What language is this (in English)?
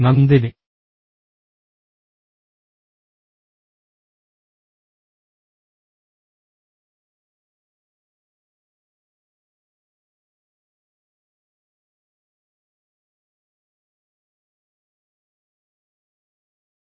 Malayalam